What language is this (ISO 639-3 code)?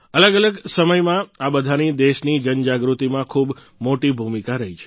guj